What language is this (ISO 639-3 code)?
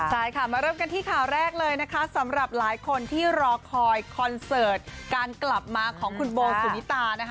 tha